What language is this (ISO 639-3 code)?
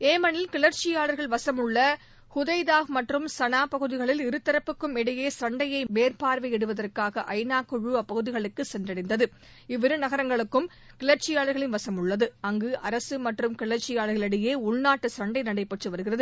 tam